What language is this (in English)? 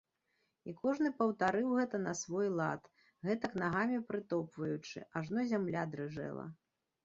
Belarusian